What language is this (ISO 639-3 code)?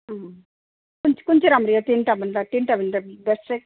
nep